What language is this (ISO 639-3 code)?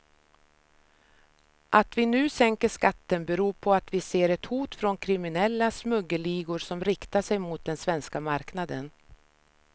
swe